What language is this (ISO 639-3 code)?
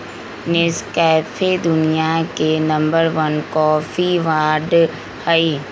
mag